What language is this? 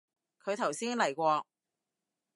Cantonese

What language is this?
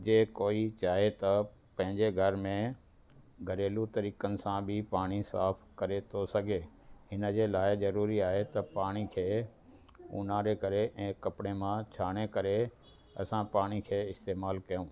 Sindhi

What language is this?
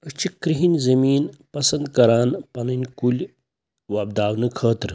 Kashmiri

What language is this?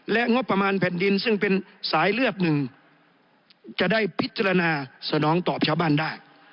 Thai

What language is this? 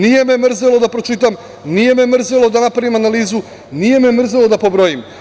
Serbian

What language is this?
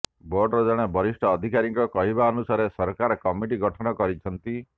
Odia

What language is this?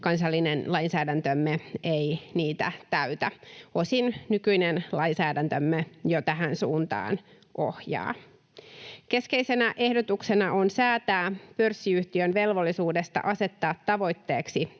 Finnish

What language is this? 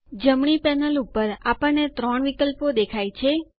Gujarati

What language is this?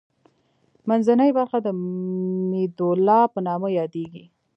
Pashto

